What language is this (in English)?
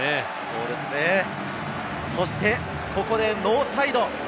Japanese